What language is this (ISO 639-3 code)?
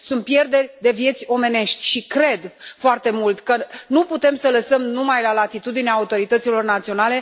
ron